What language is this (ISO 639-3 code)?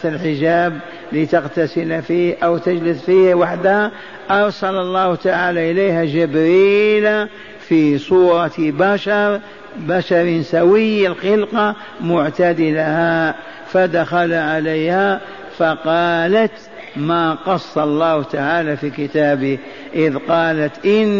ara